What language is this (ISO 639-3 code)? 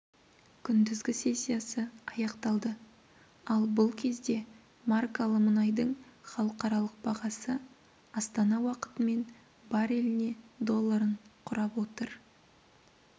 kaz